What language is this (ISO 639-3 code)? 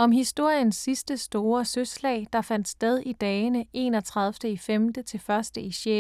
dan